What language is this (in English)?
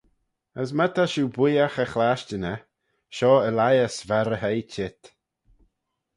Manx